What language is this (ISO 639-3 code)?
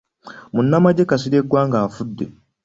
lug